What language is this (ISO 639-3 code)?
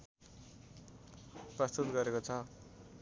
nep